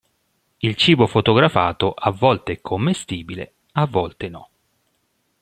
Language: Italian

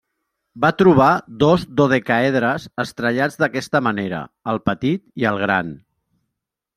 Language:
Catalan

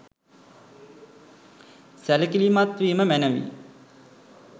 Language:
Sinhala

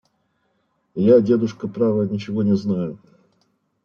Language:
Russian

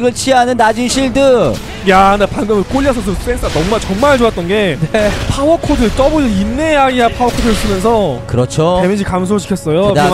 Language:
Korean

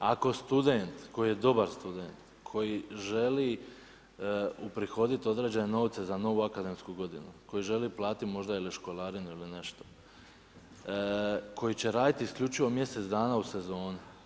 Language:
Croatian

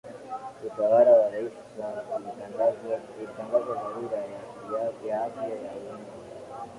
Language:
Swahili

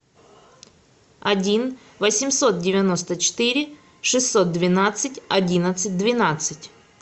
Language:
Russian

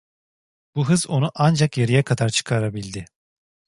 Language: Turkish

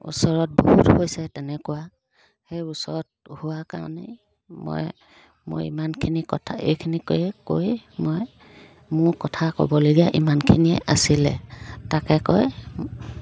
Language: Assamese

